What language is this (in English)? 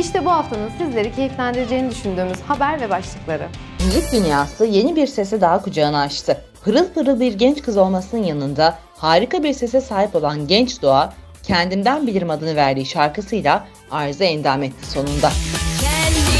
Turkish